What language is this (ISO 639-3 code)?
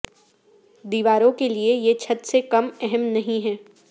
urd